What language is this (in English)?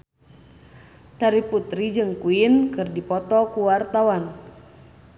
Sundanese